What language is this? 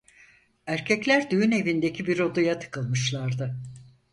Turkish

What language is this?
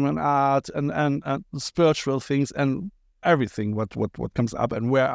English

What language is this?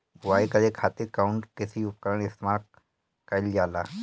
Bhojpuri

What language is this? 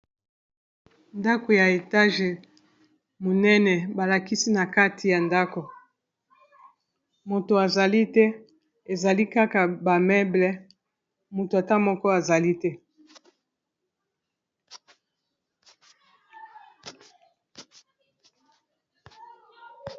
Lingala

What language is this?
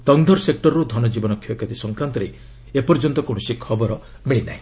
Odia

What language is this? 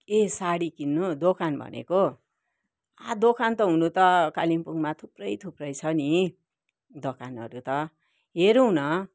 Nepali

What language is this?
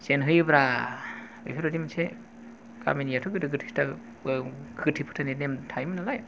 Bodo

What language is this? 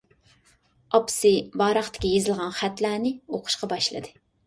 Uyghur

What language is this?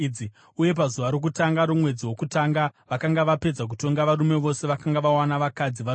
Shona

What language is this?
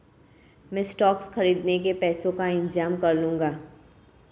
Hindi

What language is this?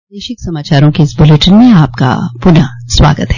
Hindi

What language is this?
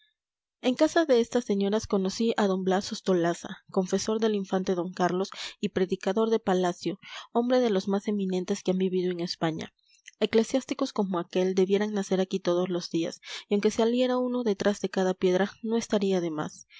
Spanish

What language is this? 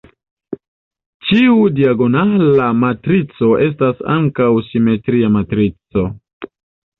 Esperanto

